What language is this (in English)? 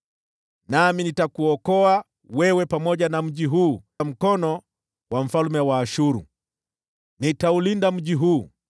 Swahili